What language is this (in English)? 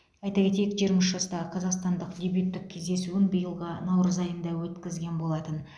Kazakh